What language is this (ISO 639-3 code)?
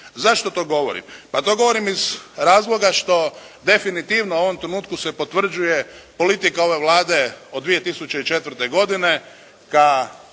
hrv